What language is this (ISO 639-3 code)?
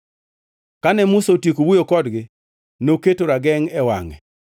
luo